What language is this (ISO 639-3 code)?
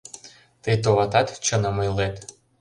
chm